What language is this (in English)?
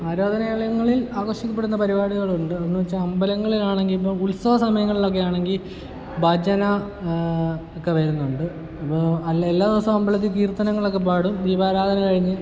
Malayalam